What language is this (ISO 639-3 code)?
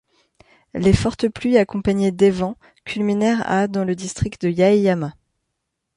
fra